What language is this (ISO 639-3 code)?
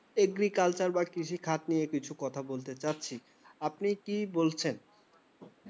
ben